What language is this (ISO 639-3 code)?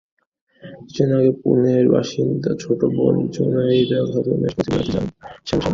ben